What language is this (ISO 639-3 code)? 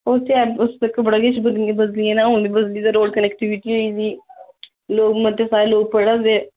doi